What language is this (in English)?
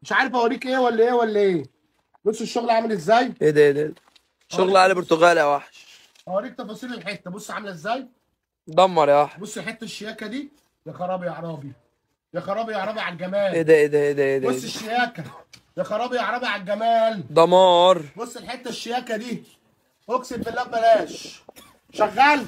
Arabic